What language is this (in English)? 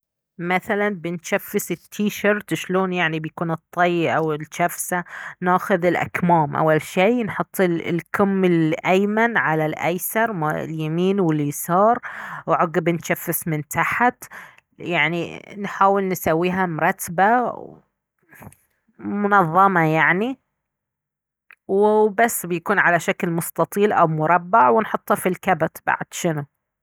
Baharna Arabic